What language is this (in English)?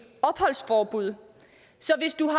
Danish